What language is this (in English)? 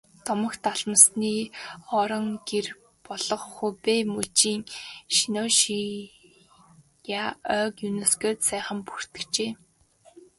Mongolian